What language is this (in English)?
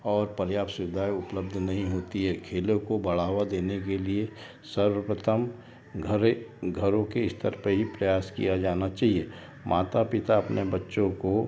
Hindi